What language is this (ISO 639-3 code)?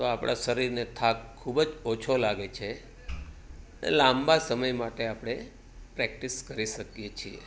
guj